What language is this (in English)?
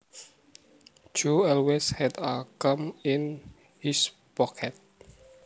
Javanese